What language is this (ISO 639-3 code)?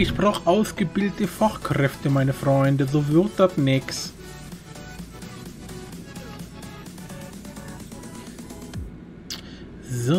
deu